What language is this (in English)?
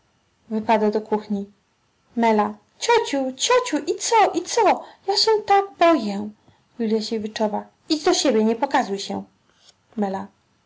Polish